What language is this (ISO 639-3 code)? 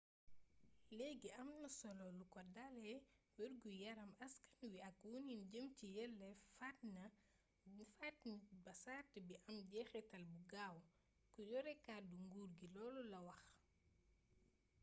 wol